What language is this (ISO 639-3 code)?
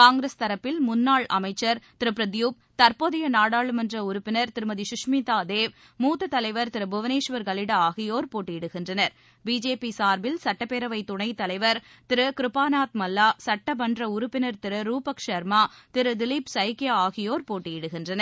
tam